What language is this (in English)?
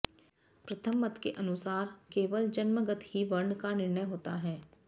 Sanskrit